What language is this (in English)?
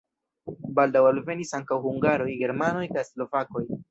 Esperanto